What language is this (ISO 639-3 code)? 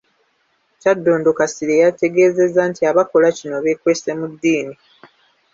lug